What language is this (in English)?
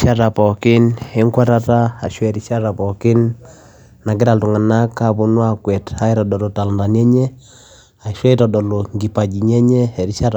Masai